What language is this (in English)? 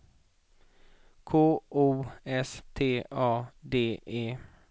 Swedish